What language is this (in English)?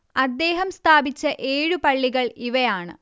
Malayalam